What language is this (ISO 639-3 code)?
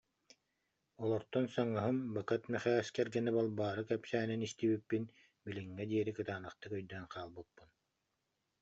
sah